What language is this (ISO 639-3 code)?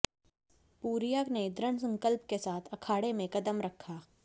hin